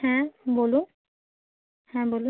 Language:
Bangla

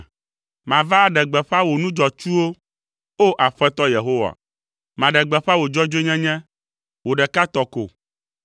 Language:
Ewe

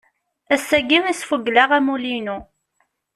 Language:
Kabyle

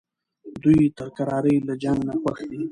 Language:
Pashto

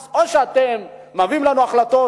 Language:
Hebrew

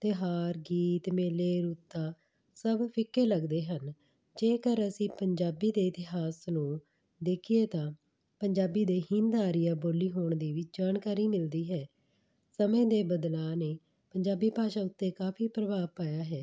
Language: Punjabi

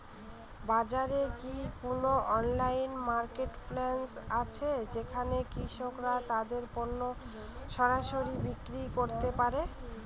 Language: Bangla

